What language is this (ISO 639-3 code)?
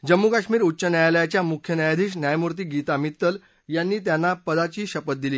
mar